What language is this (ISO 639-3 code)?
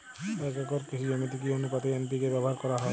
ben